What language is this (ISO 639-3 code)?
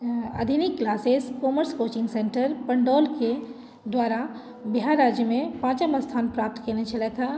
mai